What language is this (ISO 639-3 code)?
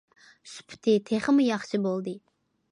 uig